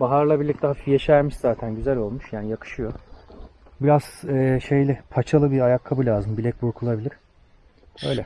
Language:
Turkish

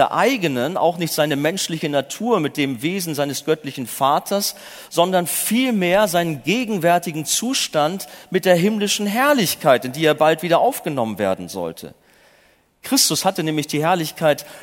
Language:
German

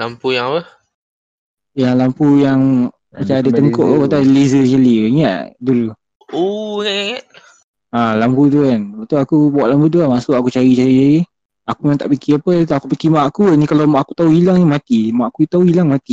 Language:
Malay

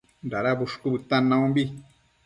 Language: Matsés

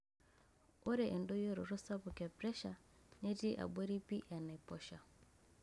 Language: Masai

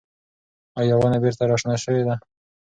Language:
Pashto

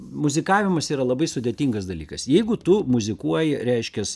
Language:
Lithuanian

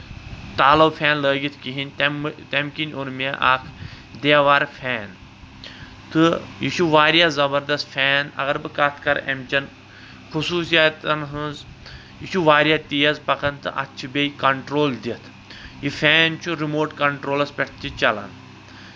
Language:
Kashmiri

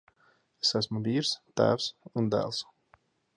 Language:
Latvian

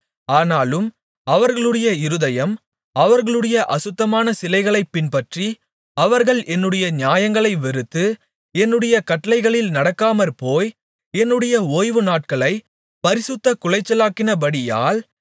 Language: Tamil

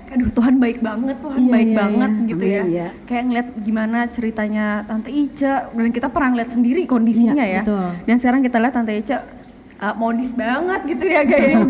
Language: Indonesian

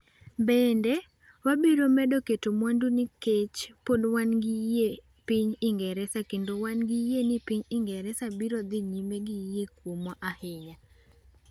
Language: Luo (Kenya and Tanzania)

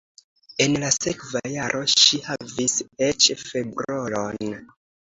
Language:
Esperanto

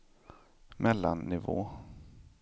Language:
Swedish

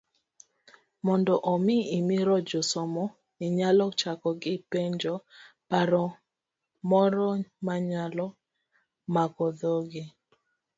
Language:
Luo (Kenya and Tanzania)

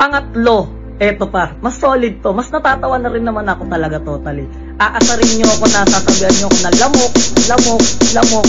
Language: Filipino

